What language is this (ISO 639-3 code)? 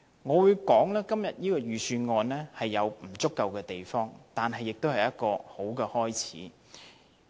yue